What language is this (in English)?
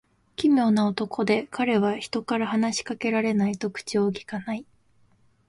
Japanese